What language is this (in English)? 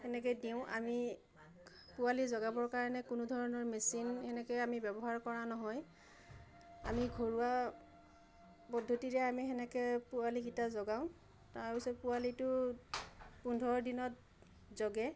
Assamese